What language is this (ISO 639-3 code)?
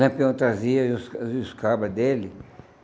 por